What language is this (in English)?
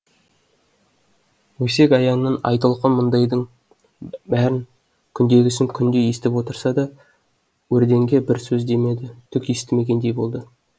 Kazakh